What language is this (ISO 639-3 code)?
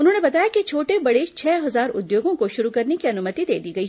hin